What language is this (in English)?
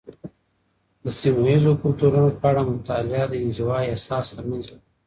Pashto